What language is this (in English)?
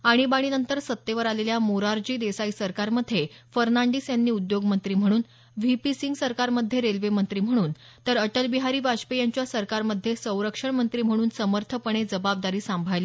Marathi